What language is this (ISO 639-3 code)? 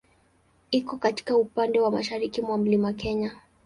swa